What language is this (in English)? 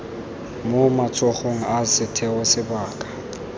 Tswana